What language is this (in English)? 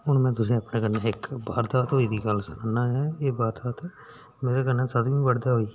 Dogri